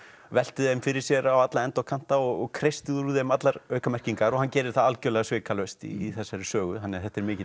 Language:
Icelandic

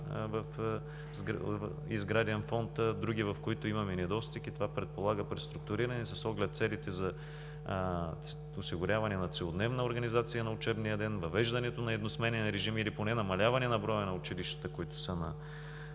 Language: Bulgarian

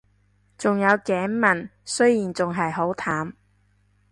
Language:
Cantonese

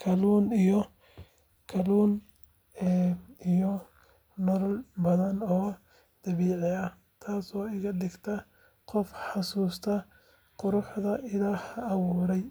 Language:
Somali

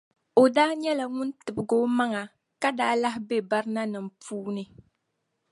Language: Dagbani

